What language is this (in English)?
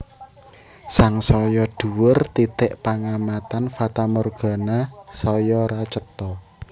Javanese